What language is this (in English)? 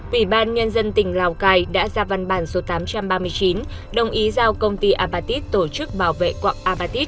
Vietnamese